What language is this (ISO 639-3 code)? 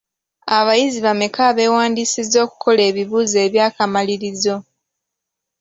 lug